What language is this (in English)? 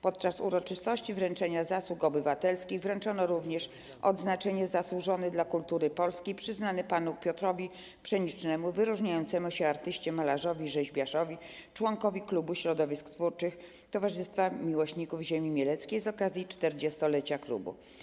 Polish